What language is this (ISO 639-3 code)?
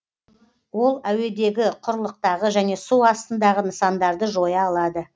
kaz